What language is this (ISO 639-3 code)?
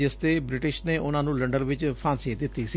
pan